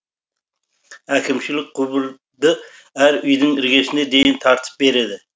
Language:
Kazakh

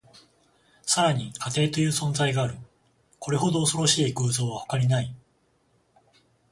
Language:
Japanese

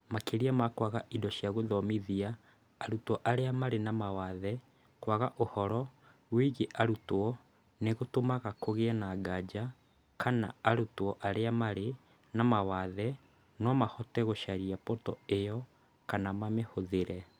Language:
Kikuyu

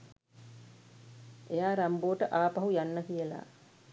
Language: Sinhala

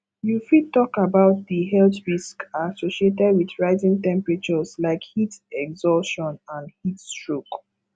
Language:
Nigerian Pidgin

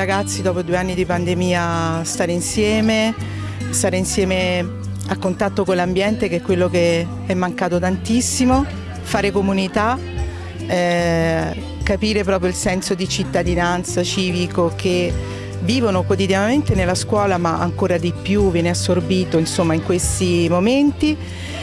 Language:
Italian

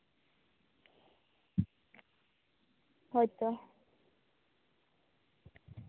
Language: Santali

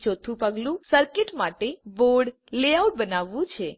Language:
Gujarati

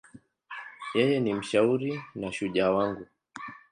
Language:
Swahili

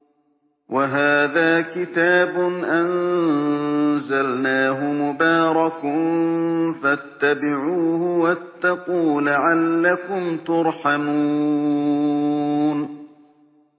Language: Arabic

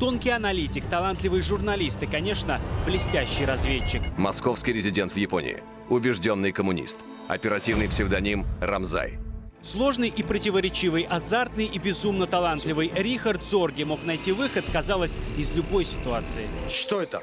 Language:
Russian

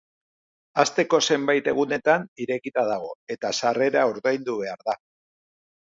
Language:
Basque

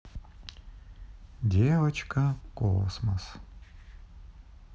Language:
Russian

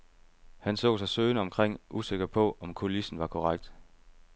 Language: Danish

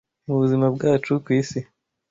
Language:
Kinyarwanda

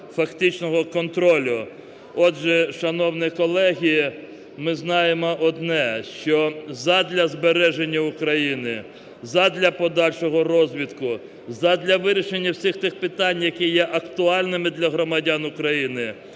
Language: Ukrainian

